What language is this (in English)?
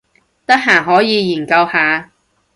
Cantonese